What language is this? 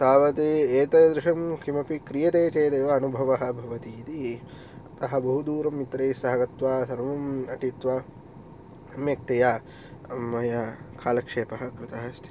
Sanskrit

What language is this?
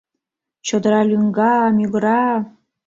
Mari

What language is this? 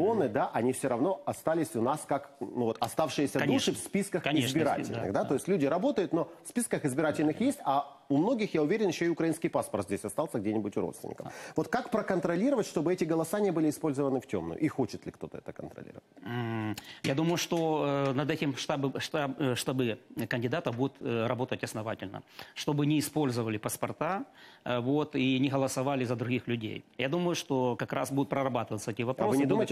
Russian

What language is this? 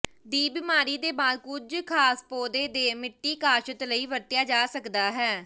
Punjabi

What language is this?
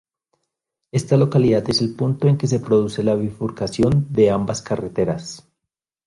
Spanish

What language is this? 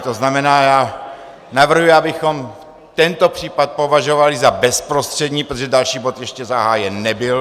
Czech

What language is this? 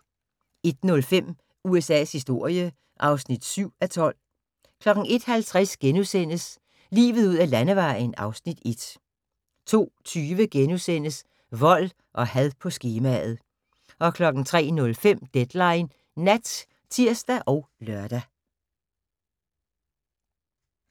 Danish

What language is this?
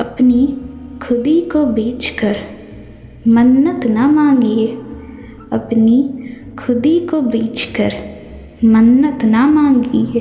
Hindi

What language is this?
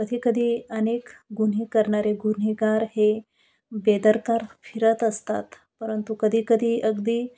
Marathi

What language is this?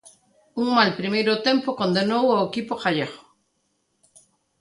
Galician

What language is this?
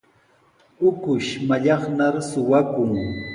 Sihuas Ancash Quechua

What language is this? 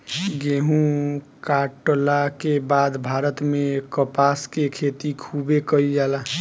Bhojpuri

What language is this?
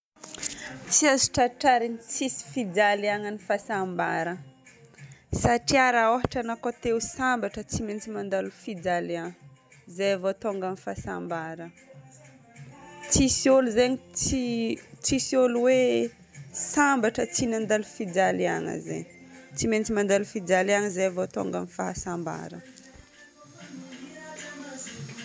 Northern Betsimisaraka Malagasy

